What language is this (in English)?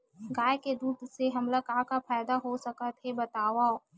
Chhattisgarhi